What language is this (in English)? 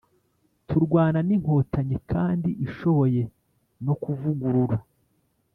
Kinyarwanda